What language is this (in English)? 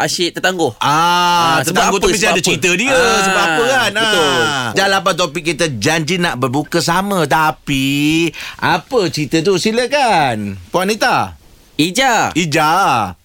Malay